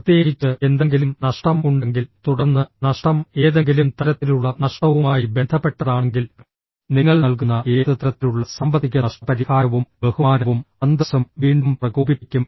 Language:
Malayalam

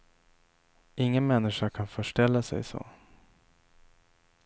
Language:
Swedish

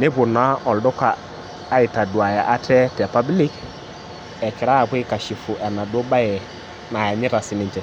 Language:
Masai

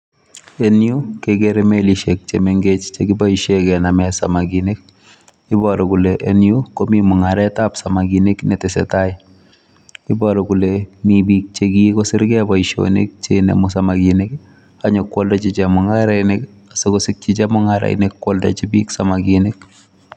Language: Kalenjin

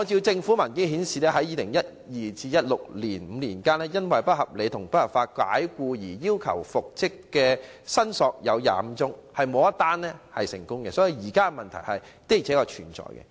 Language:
Cantonese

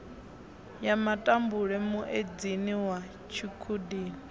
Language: Venda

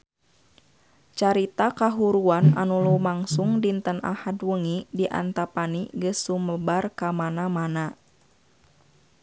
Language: Sundanese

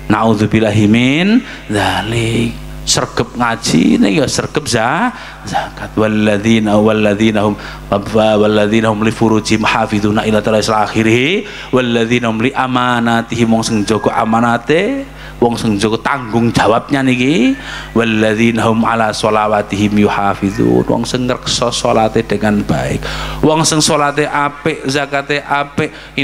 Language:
Indonesian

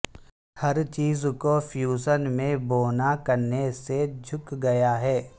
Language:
Urdu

